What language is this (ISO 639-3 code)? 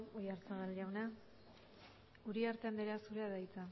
eus